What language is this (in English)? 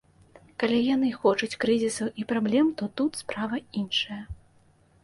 Belarusian